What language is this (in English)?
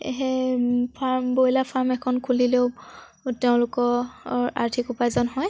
Assamese